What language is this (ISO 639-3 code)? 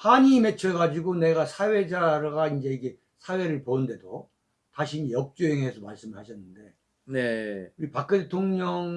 kor